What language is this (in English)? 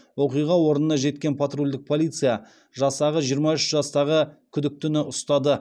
Kazakh